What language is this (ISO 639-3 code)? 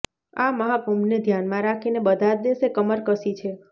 guj